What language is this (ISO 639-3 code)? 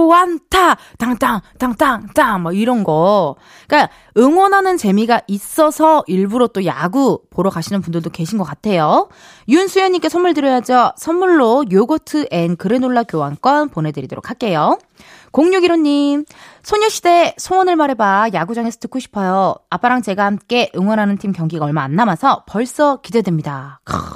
kor